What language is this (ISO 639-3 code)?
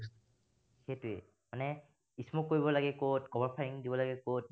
asm